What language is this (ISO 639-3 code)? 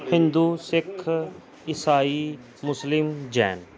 pan